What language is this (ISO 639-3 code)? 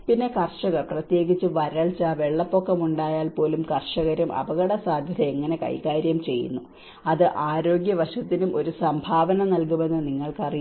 mal